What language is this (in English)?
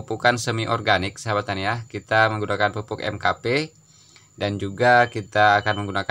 Indonesian